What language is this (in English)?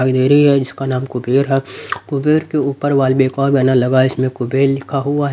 Hindi